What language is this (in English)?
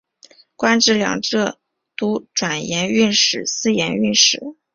Chinese